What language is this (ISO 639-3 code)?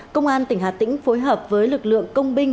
vie